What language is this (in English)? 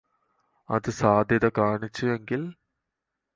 Malayalam